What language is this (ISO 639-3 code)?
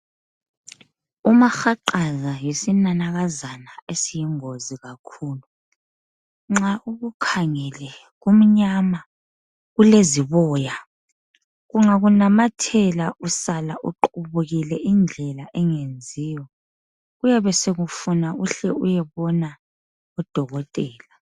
nde